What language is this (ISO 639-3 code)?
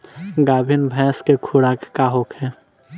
bho